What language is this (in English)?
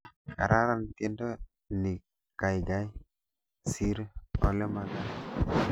Kalenjin